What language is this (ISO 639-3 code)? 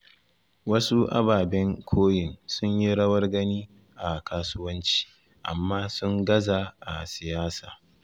hau